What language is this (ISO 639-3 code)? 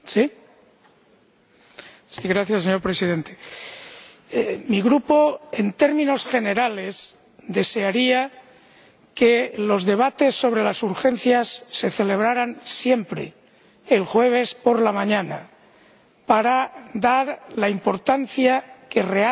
spa